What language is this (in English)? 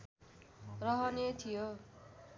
Nepali